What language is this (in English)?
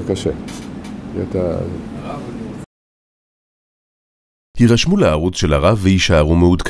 Hebrew